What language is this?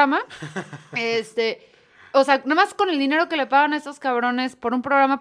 Spanish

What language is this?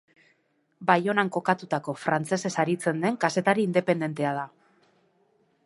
Basque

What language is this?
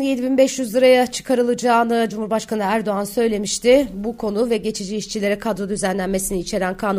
Turkish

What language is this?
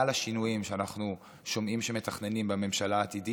Hebrew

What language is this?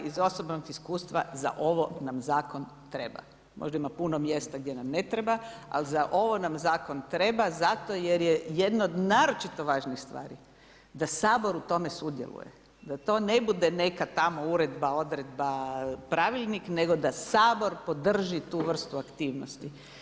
Croatian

